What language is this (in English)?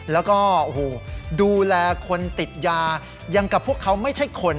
Thai